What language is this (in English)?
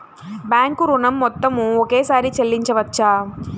Telugu